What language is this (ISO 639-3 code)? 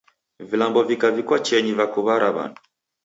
dav